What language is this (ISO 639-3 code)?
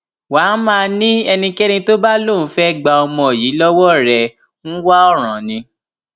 yor